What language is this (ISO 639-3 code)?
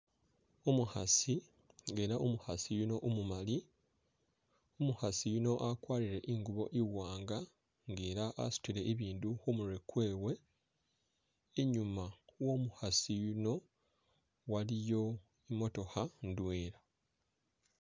myx